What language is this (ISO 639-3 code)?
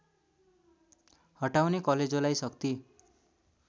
nep